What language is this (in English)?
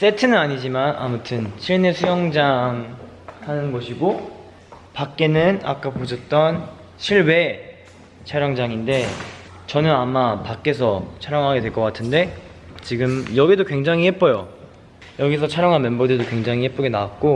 Korean